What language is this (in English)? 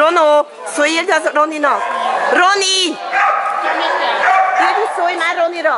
Hungarian